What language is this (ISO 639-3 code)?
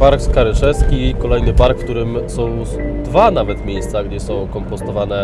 pol